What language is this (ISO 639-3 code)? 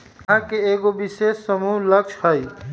mag